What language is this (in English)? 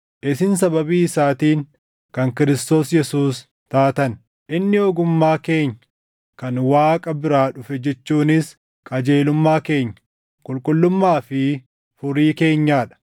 Oromo